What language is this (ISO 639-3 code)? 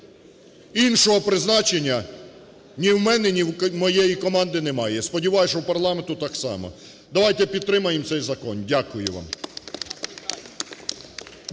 ukr